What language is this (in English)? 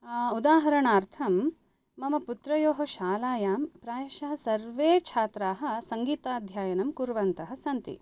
Sanskrit